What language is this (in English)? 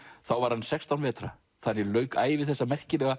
Icelandic